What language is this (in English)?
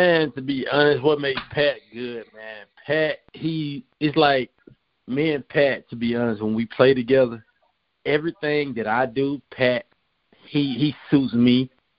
English